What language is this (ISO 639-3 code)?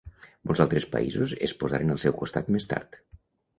cat